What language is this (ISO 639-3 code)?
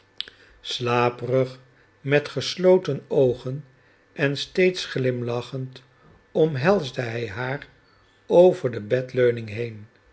nld